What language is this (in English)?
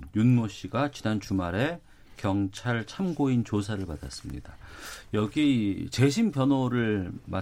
Korean